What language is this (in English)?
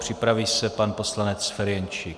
Czech